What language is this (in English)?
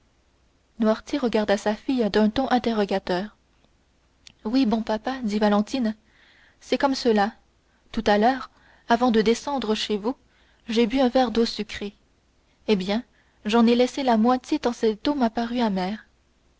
French